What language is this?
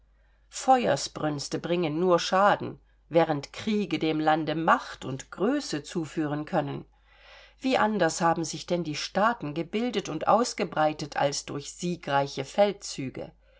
German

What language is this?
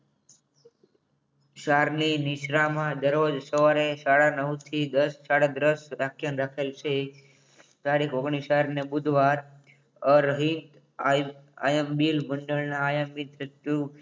Gujarati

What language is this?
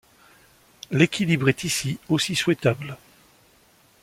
French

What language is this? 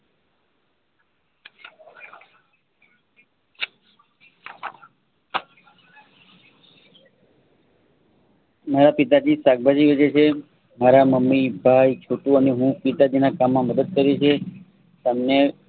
Gujarati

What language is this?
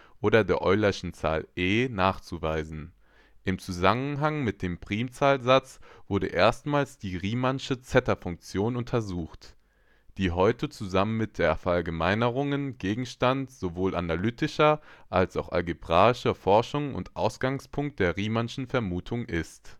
German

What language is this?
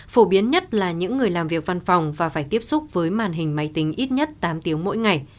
Vietnamese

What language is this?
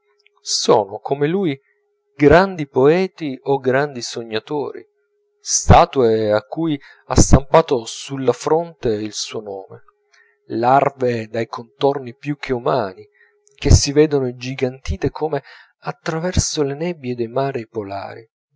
Italian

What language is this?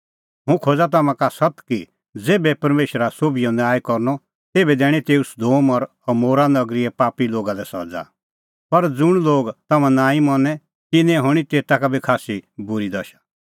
Kullu Pahari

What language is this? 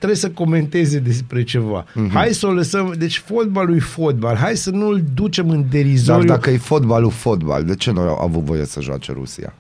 Romanian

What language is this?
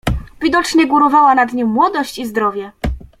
Polish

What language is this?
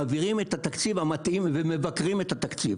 Hebrew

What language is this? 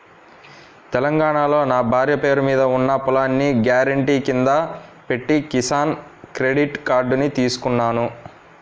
Telugu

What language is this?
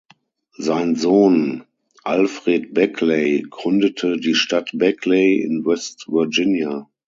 German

